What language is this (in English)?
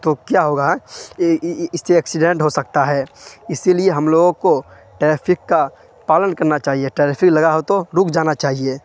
Urdu